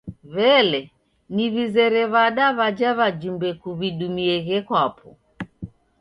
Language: Taita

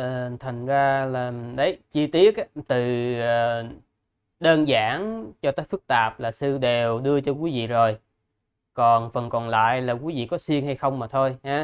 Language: Vietnamese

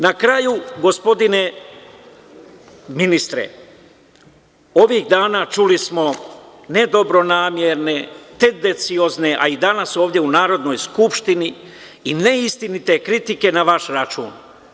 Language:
Serbian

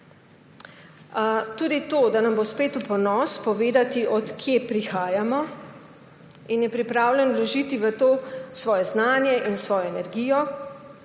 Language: Slovenian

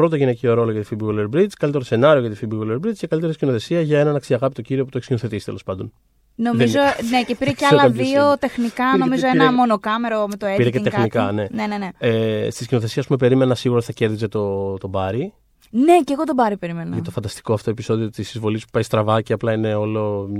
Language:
Greek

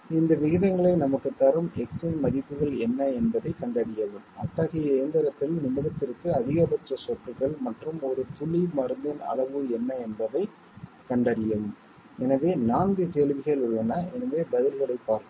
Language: Tamil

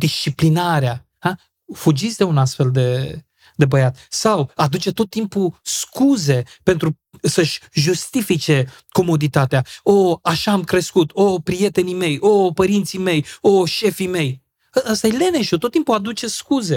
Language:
Romanian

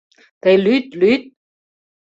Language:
Mari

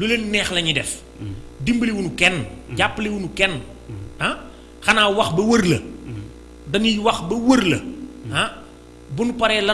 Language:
Indonesian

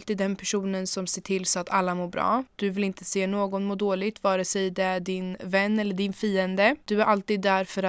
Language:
Swedish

